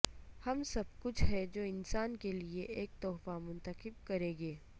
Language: Urdu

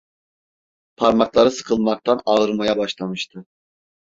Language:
Turkish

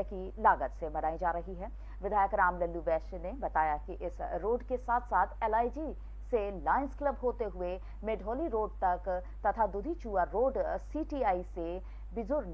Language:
Hindi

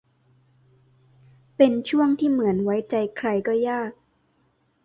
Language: Thai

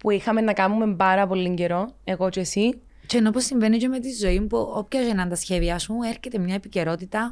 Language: Greek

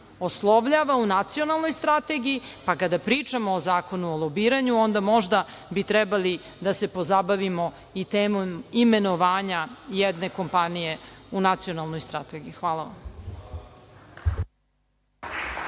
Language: Serbian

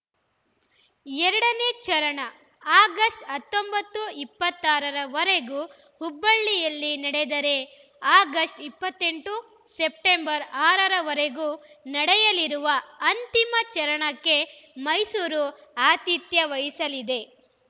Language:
Kannada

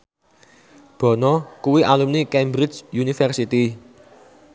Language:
Javanese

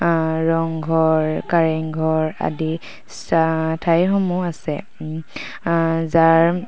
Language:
Assamese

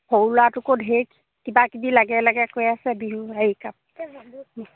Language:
Assamese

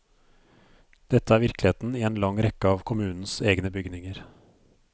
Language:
Norwegian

